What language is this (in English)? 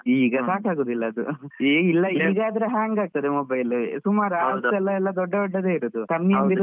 Kannada